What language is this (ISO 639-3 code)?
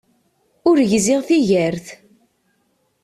kab